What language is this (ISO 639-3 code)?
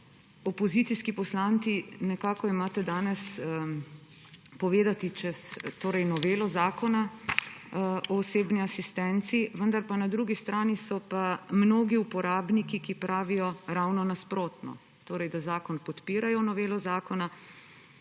slv